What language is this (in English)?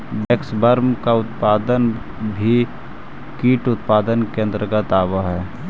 Magahi